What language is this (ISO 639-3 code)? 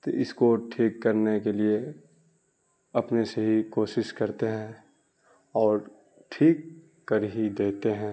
urd